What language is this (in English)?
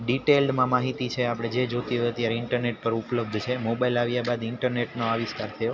Gujarati